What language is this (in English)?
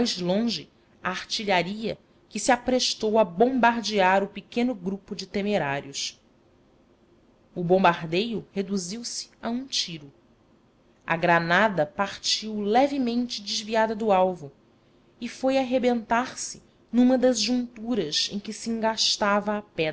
Portuguese